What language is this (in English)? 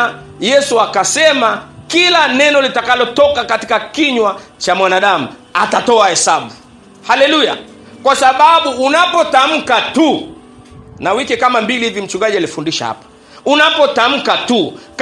Swahili